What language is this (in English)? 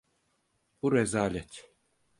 Turkish